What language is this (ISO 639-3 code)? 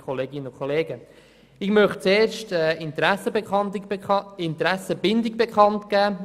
gsw